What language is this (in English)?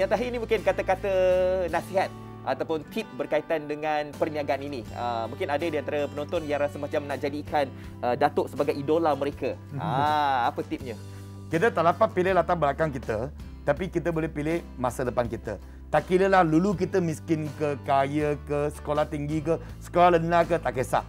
Malay